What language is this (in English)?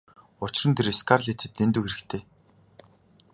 Mongolian